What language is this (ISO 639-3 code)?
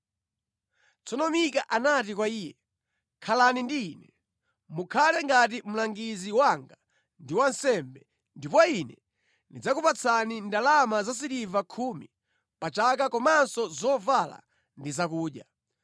nya